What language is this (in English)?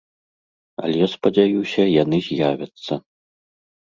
Belarusian